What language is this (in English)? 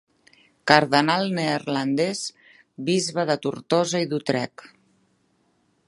Catalan